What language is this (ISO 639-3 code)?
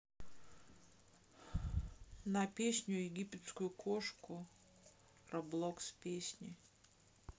rus